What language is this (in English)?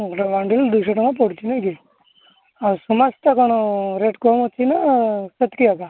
Odia